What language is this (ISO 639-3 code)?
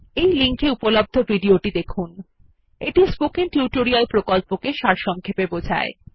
ben